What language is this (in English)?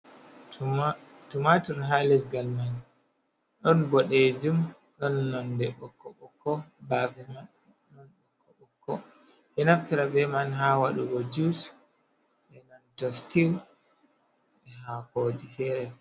Fula